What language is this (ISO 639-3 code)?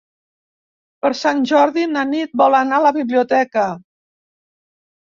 cat